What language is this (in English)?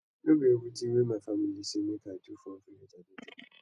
Nigerian Pidgin